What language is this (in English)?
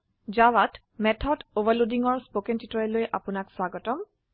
Assamese